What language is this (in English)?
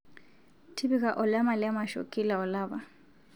Masai